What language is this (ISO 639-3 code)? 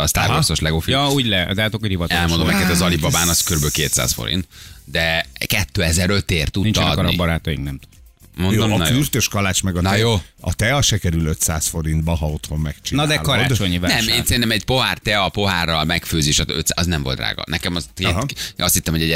hun